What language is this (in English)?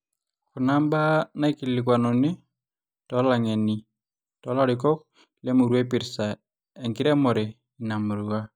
Masai